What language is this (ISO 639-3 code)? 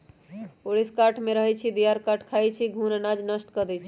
mag